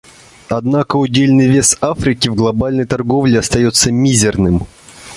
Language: Russian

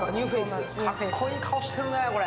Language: Japanese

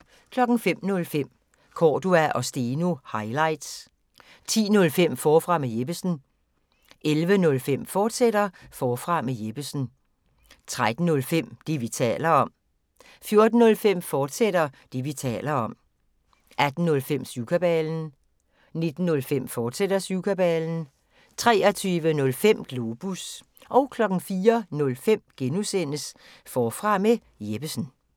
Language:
Danish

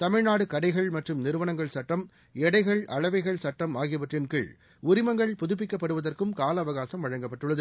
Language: Tamil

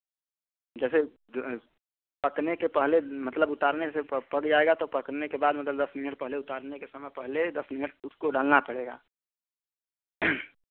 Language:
Hindi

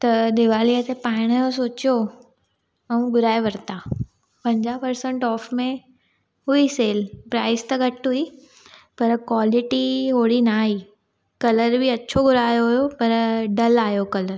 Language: Sindhi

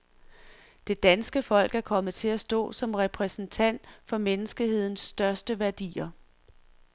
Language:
Danish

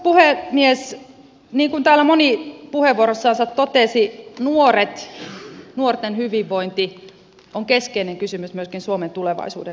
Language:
Finnish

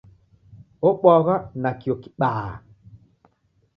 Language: Taita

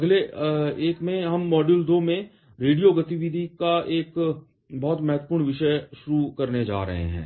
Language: Hindi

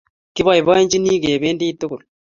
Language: Kalenjin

